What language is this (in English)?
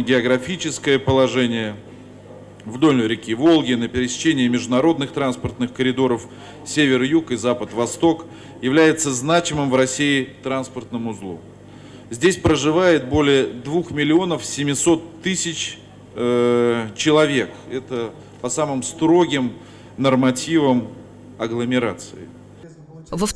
Russian